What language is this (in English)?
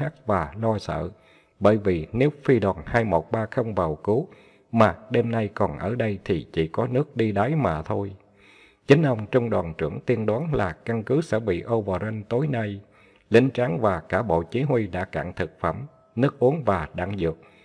Vietnamese